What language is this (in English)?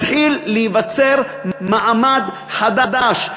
Hebrew